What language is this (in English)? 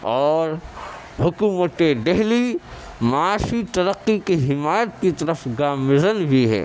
Urdu